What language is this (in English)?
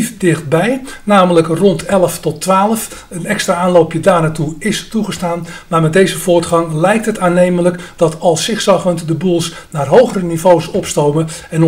Dutch